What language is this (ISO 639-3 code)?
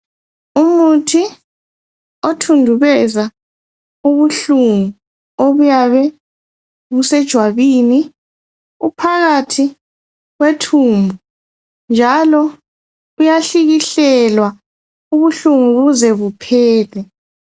nde